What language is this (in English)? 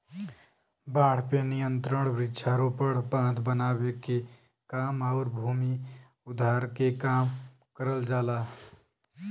Bhojpuri